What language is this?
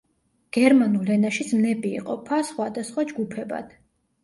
Georgian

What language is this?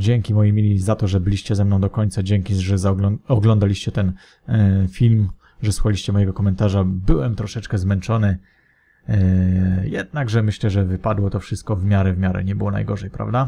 Polish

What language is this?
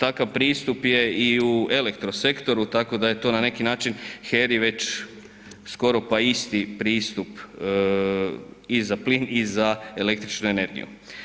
Croatian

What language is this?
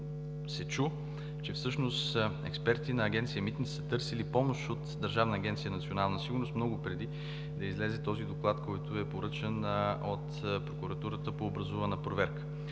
Bulgarian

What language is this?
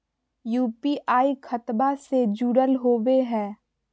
Magahi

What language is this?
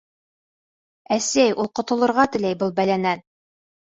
Bashkir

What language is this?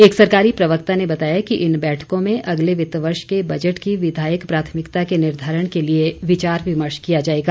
Hindi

